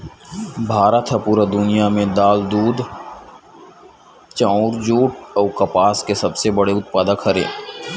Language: Chhattisgarhi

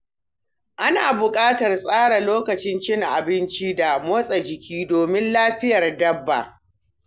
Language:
Hausa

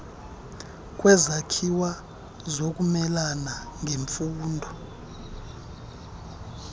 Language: Xhosa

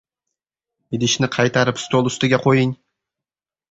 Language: Uzbek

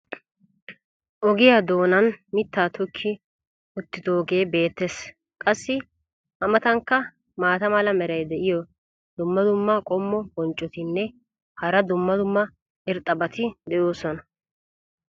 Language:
Wolaytta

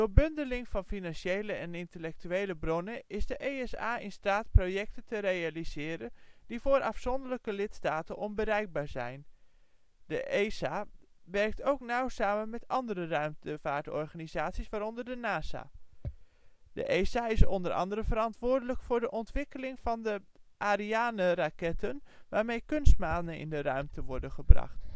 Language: Dutch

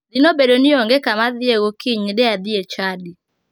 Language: Luo (Kenya and Tanzania)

